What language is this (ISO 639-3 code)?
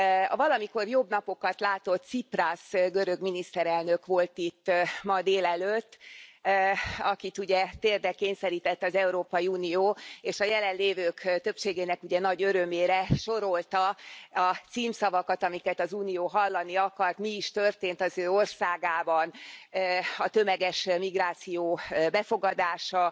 hun